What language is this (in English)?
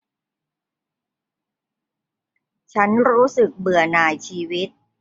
Thai